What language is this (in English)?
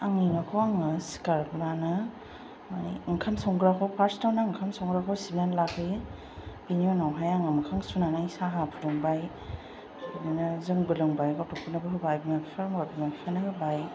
Bodo